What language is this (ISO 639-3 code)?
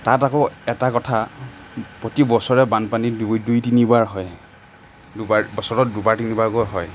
asm